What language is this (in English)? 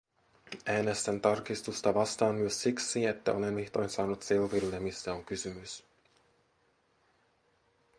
Finnish